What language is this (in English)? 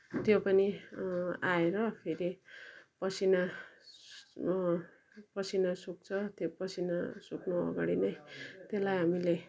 Nepali